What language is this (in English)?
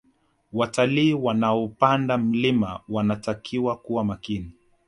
Swahili